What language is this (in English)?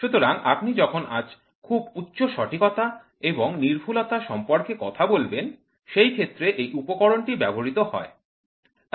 Bangla